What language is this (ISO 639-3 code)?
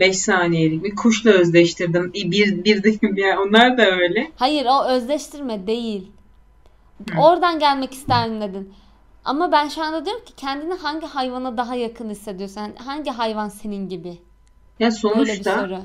tur